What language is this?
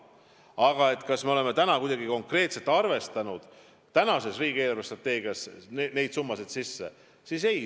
Estonian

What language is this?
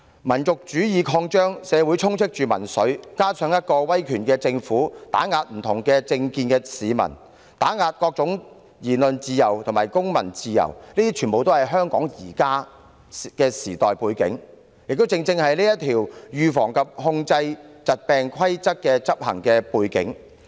Cantonese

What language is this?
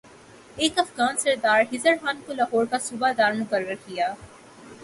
Urdu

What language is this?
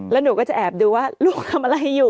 Thai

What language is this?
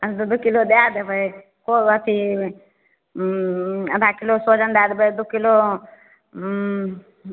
Maithili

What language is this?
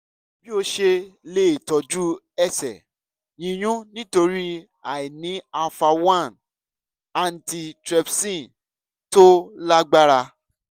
Yoruba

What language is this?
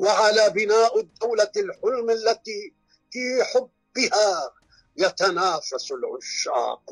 Arabic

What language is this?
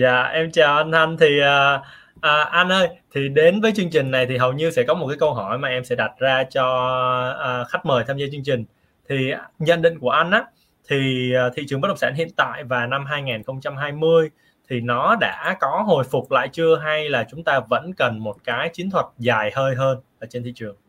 Vietnamese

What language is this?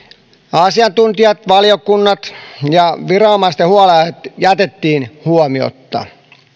Finnish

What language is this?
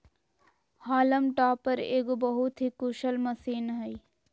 Magahi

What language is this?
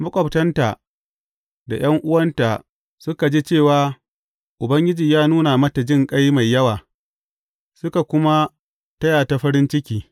Hausa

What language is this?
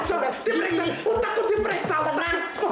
Indonesian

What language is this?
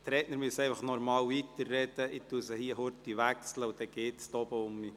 Swiss German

